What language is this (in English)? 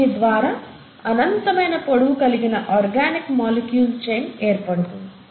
Telugu